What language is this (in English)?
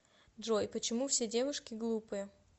Russian